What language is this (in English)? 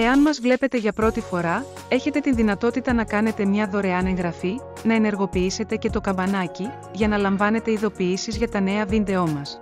Greek